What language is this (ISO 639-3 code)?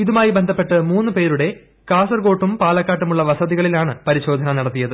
mal